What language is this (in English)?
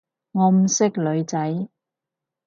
Cantonese